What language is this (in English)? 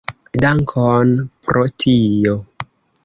Esperanto